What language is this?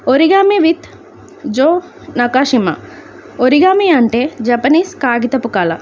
Telugu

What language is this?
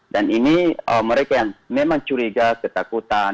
Indonesian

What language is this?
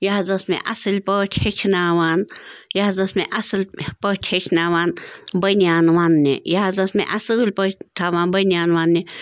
Kashmiri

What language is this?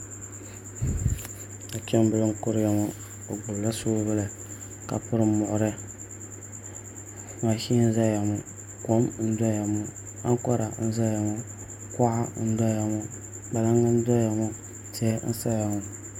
Dagbani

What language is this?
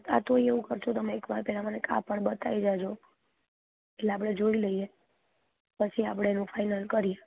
Gujarati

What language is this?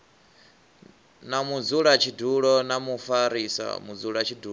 Venda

